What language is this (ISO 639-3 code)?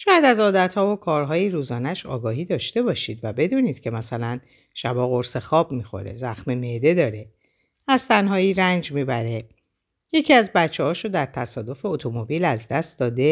fas